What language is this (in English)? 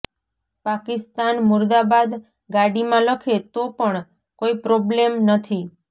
Gujarati